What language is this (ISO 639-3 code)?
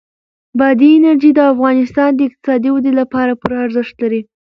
pus